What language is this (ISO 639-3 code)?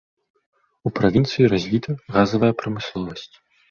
bel